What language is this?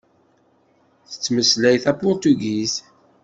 Kabyle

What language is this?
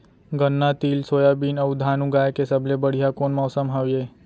Chhattisgarhi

